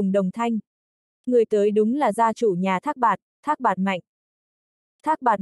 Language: Vietnamese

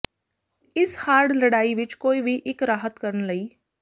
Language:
Punjabi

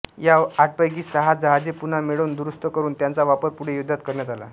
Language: Marathi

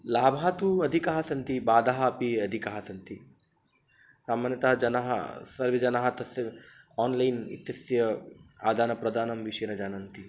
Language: Sanskrit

